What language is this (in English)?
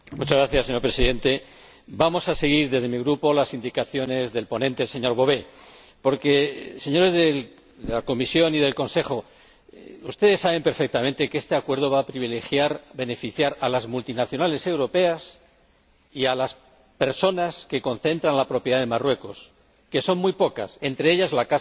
Spanish